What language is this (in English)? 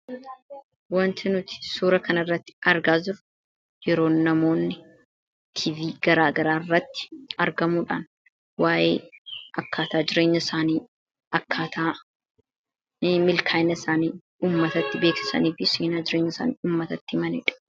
Oromo